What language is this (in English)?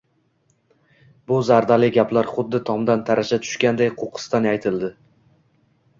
Uzbek